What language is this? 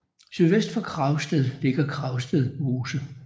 Danish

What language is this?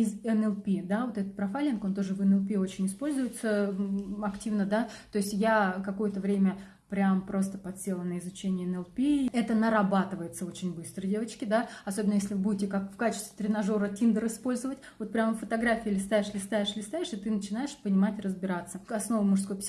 Russian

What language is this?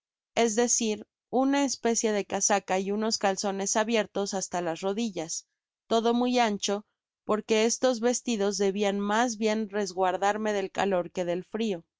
Spanish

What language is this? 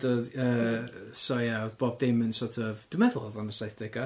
Welsh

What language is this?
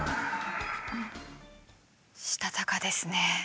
Japanese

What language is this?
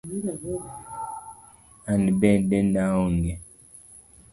Luo (Kenya and Tanzania)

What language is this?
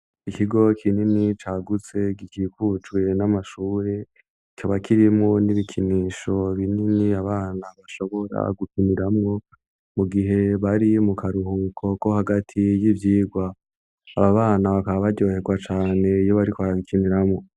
Rundi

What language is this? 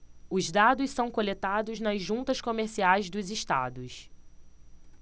Portuguese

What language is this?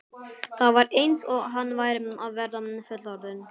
Icelandic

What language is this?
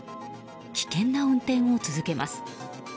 Japanese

